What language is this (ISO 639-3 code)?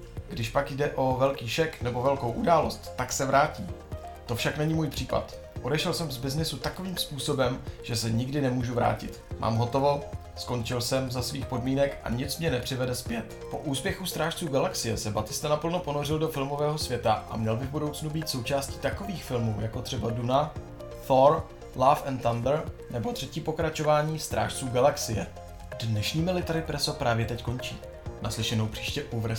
ces